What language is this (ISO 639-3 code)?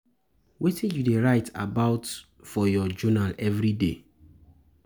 pcm